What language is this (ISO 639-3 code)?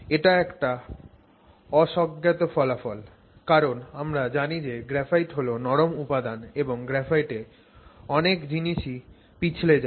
ben